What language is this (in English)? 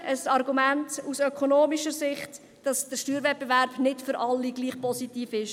Swiss German